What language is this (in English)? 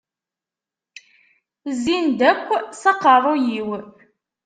Kabyle